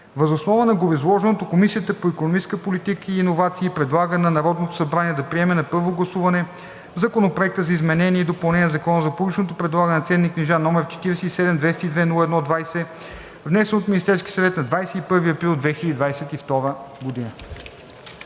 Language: Bulgarian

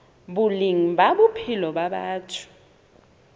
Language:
Southern Sotho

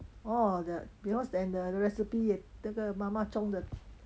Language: English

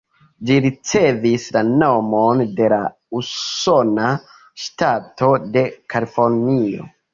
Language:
Esperanto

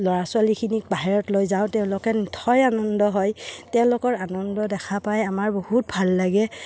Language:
Assamese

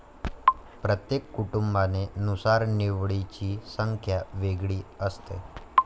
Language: Marathi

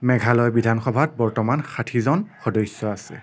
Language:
Assamese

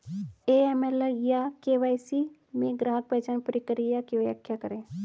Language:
Hindi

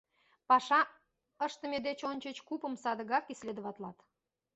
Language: Mari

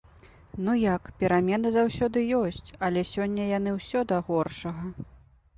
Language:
Belarusian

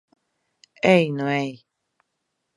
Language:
Latvian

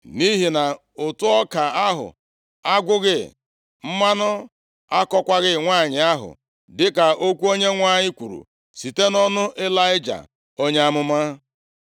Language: Igbo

